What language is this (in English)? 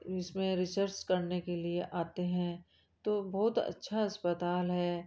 Hindi